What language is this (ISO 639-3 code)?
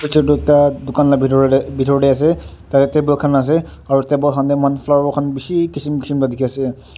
nag